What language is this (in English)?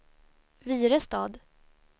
Swedish